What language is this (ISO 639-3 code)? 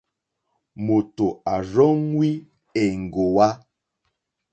bri